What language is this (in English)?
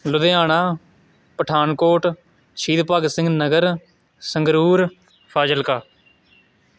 Punjabi